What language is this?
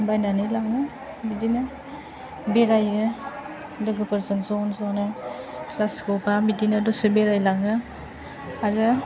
Bodo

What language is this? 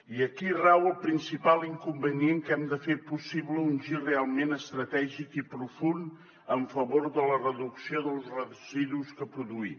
Catalan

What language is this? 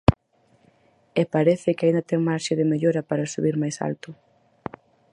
Galician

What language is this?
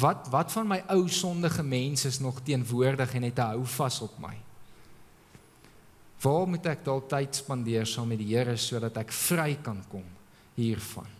Dutch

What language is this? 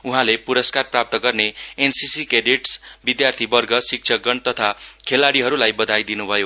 Nepali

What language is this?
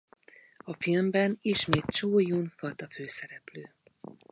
Hungarian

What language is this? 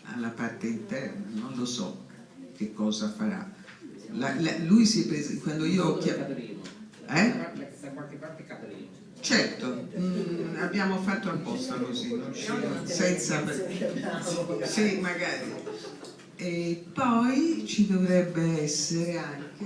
Italian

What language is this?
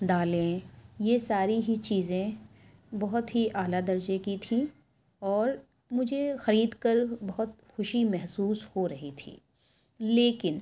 Urdu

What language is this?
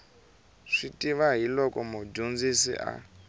Tsonga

